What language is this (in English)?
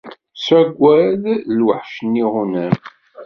Kabyle